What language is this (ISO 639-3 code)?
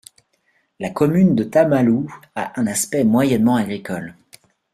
fra